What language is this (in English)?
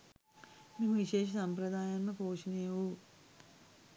Sinhala